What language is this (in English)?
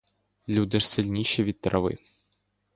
Ukrainian